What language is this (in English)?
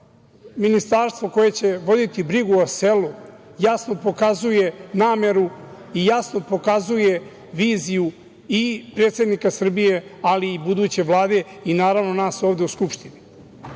Serbian